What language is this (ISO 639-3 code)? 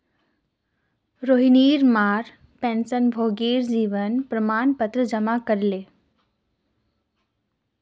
mag